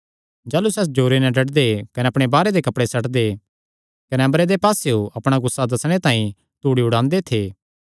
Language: Kangri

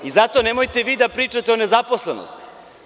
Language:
Serbian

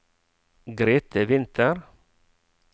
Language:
Norwegian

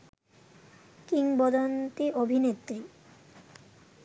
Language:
Bangla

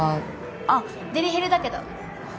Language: Japanese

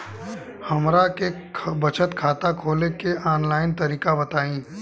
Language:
Bhojpuri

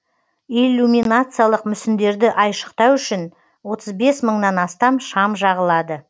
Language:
Kazakh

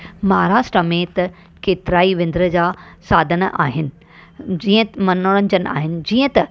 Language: Sindhi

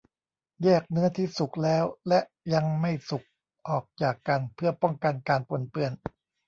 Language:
Thai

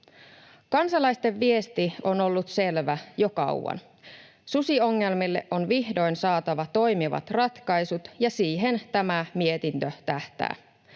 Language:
Finnish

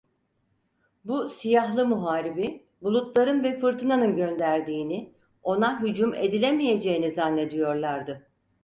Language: Turkish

